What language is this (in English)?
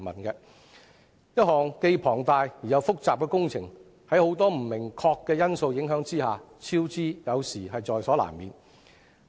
Cantonese